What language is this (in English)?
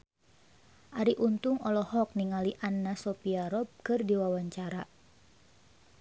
Sundanese